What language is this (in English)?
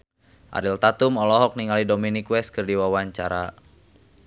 Sundanese